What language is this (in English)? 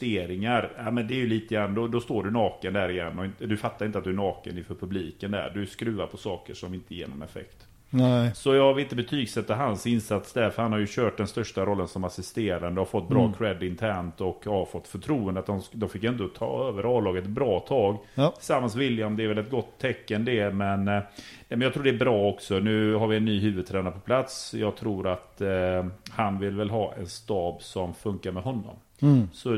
Swedish